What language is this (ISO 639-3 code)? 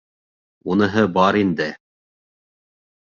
bak